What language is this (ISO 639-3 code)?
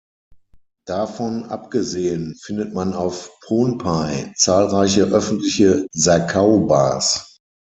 deu